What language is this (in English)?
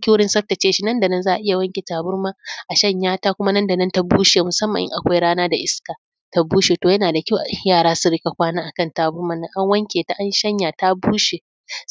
Hausa